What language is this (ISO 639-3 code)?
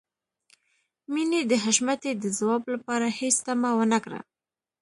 pus